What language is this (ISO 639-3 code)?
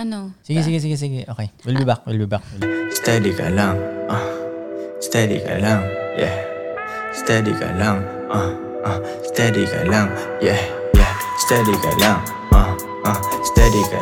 fil